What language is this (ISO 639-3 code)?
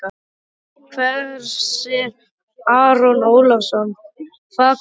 isl